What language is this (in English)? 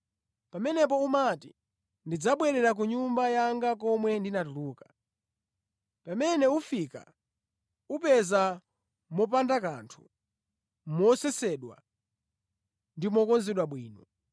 Nyanja